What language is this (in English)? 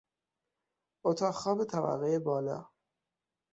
Persian